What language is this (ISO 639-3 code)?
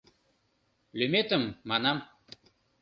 chm